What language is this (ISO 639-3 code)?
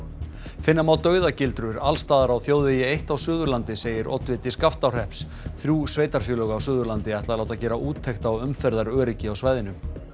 isl